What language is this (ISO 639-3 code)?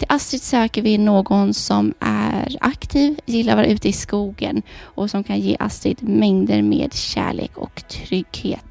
swe